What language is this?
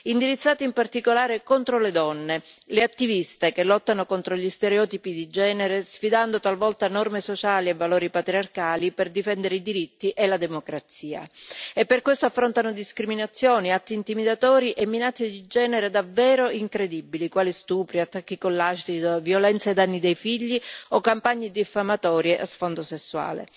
Italian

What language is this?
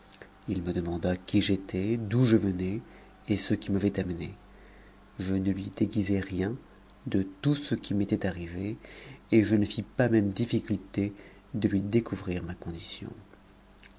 French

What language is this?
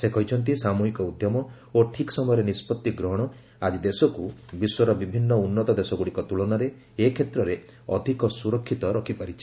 Odia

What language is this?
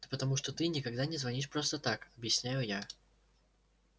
Russian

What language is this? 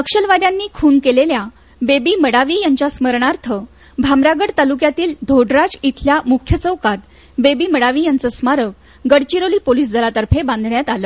Marathi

